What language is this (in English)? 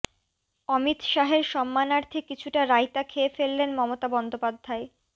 Bangla